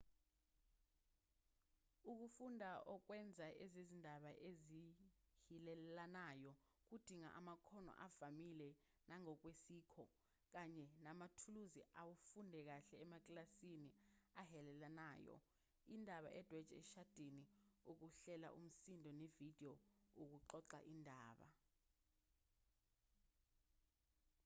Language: Zulu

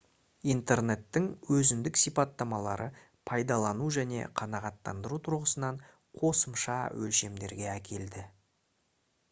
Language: Kazakh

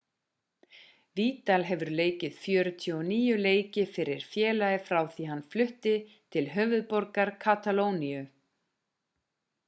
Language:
Icelandic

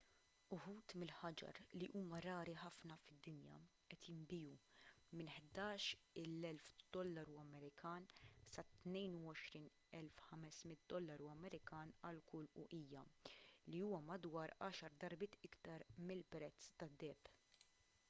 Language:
Maltese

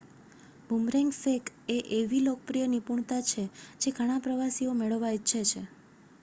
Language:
Gujarati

